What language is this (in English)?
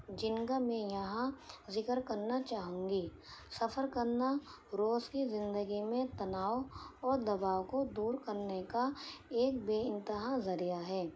Urdu